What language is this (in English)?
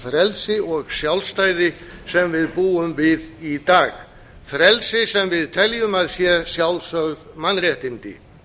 Icelandic